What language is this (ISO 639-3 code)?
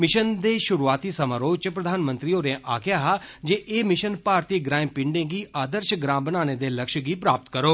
doi